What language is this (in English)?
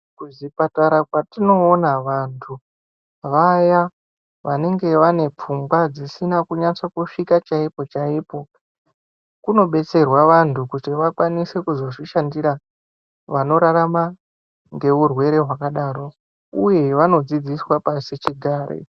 Ndau